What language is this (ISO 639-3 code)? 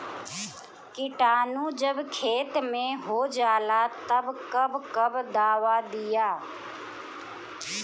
bho